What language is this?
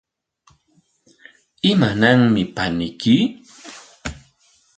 Corongo Ancash Quechua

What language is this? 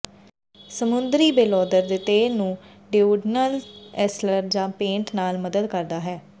Punjabi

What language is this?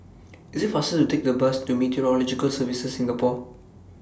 English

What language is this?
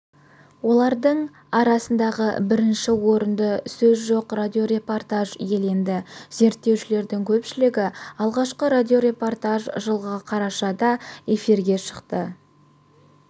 Kazakh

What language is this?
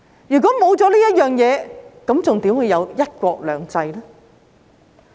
Cantonese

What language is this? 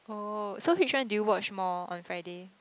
English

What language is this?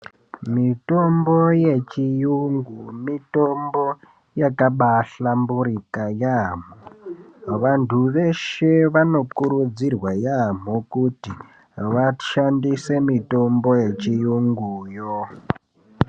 Ndau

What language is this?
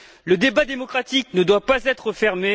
French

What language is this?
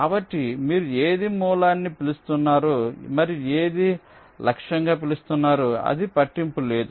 Telugu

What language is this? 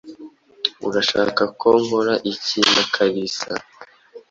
Kinyarwanda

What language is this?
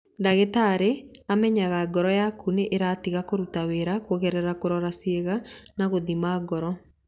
Kikuyu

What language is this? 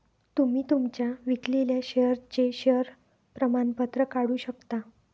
Marathi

